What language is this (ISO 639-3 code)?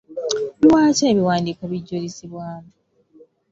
lug